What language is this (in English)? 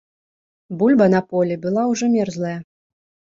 Belarusian